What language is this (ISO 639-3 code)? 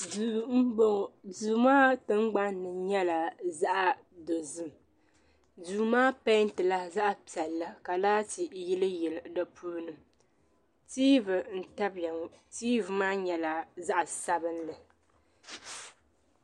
dag